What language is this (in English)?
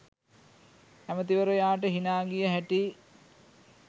Sinhala